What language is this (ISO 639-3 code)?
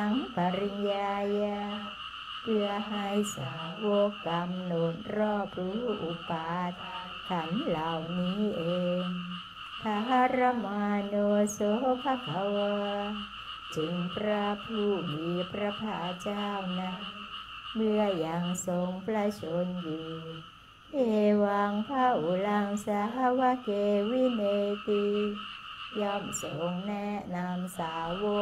tha